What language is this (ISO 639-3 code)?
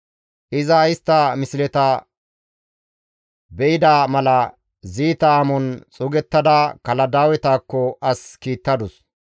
gmv